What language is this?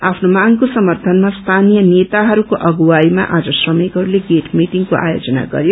Nepali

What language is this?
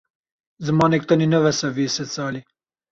Kurdish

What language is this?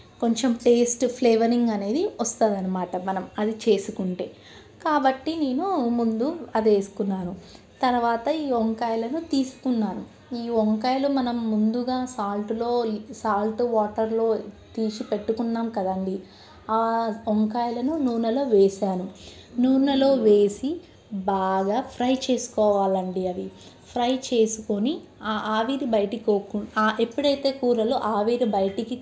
Telugu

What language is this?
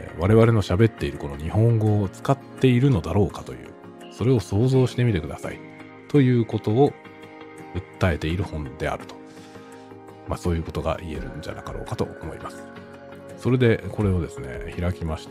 Japanese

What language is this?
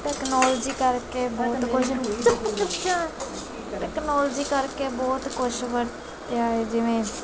Punjabi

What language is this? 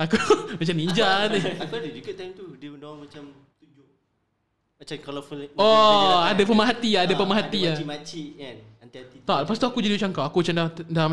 Malay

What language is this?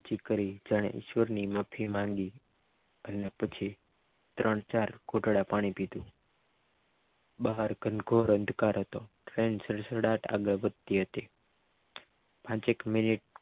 Gujarati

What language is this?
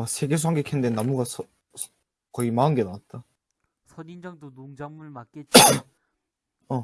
Korean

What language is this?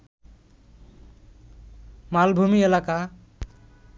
Bangla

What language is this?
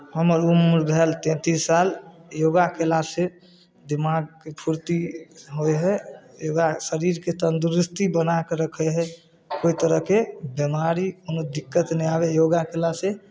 Maithili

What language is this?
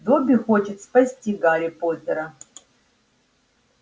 Russian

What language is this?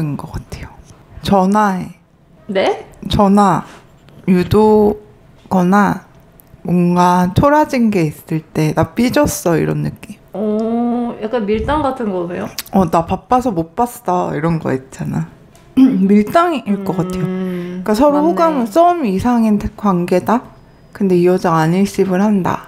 Korean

